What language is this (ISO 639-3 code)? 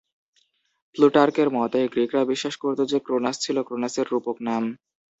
ben